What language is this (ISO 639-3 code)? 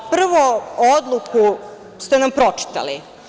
srp